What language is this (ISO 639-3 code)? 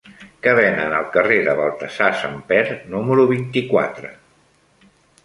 cat